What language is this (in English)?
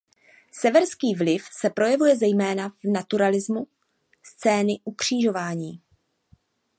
Czech